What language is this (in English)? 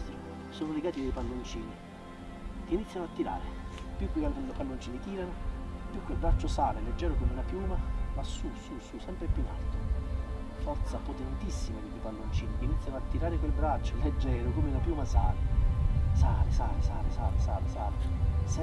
Italian